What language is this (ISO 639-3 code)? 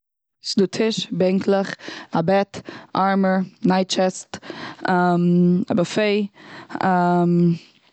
yid